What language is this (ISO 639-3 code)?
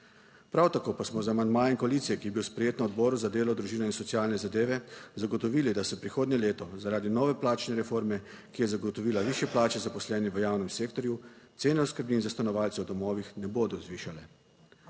slv